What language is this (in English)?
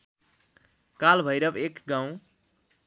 Nepali